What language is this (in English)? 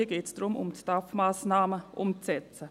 Swiss German